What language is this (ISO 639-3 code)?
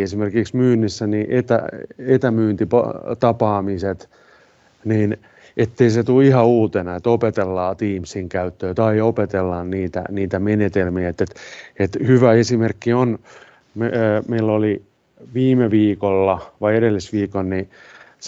fin